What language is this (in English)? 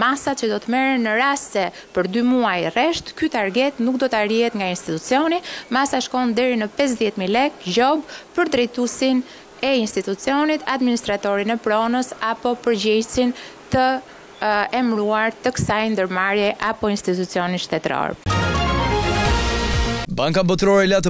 Romanian